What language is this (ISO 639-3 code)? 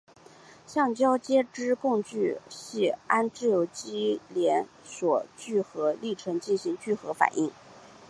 zho